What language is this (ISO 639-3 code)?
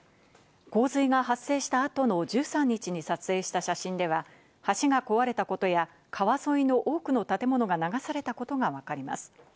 jpn